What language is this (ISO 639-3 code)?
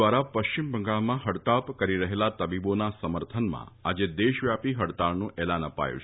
guj